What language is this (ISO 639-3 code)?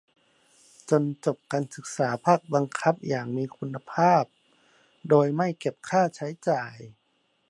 tha